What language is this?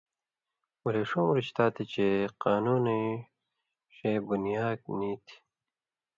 Indus Kohistani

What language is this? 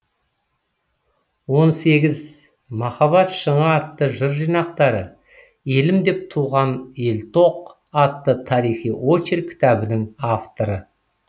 Kazakh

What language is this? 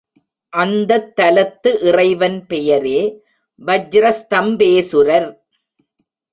Tamil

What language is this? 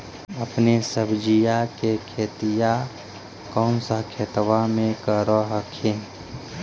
Magahi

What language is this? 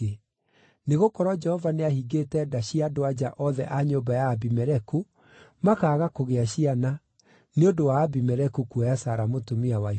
Kikuyu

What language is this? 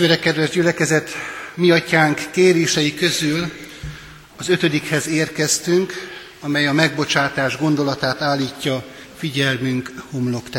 Hungarian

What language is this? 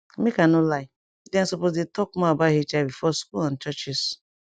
Nigerian Pidgin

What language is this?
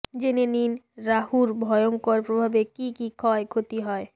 Bangla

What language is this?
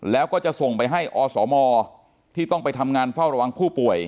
Thai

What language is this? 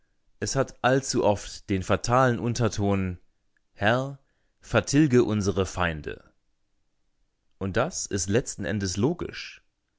German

